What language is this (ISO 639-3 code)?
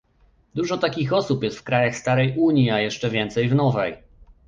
pol